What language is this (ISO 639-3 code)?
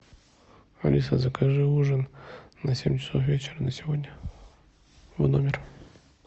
rus